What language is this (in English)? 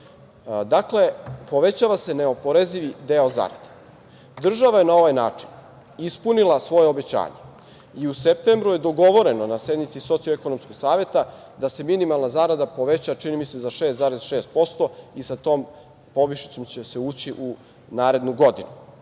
Serbian